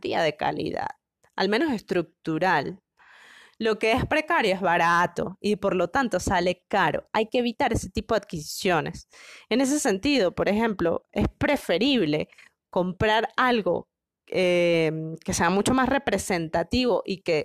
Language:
Spanish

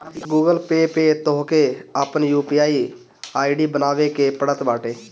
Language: Bhojpuri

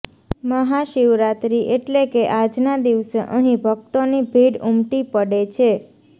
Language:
Gujarati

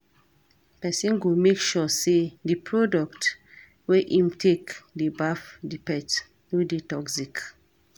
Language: Nigerian Pidgin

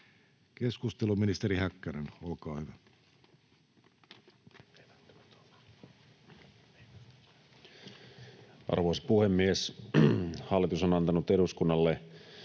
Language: Finnish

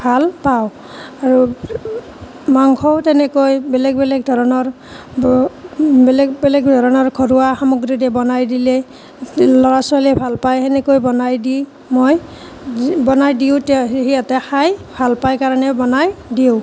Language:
Assamese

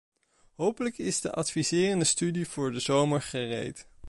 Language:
Dutch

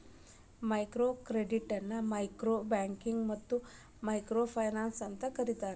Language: Kannada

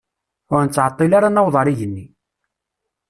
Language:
Kabyle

